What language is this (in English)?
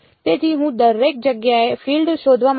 Gujarati